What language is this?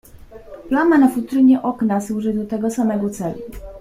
Polish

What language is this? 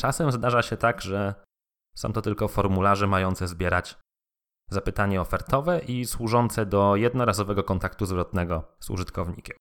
Polish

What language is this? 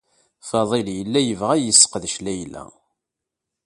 Kabyle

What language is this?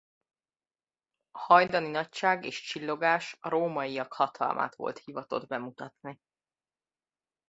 Hungarian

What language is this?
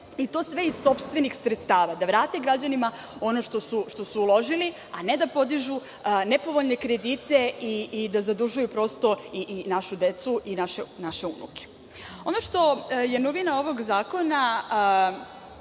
Serbian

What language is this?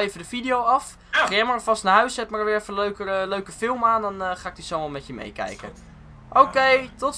Dutch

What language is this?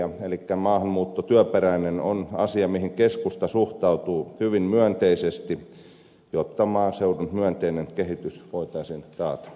Finnish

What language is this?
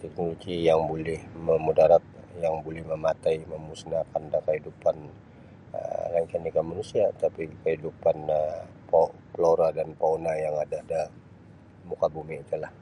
Sabah Bisaya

